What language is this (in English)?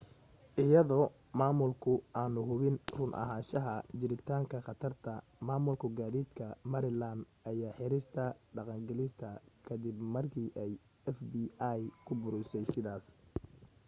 Somali